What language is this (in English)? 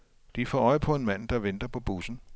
Danish